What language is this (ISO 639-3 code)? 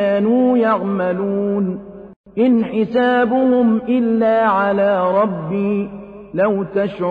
ara